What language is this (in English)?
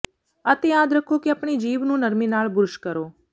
Punjabi